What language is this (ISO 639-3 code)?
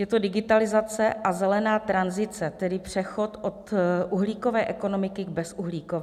ces